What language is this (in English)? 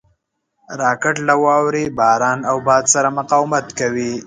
Pashto